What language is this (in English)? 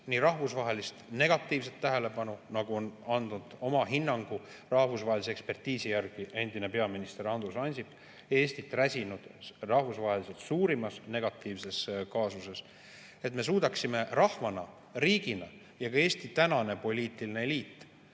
Estonian